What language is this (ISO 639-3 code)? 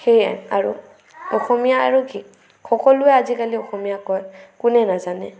asm